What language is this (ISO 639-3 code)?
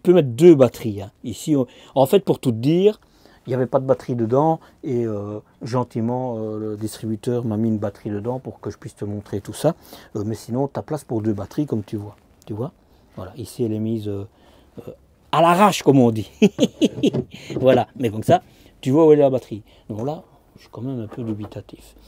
fra